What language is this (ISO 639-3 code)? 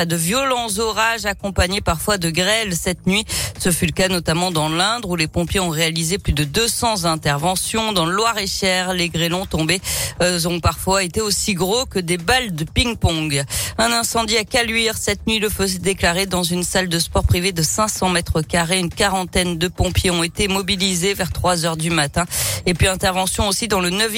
fra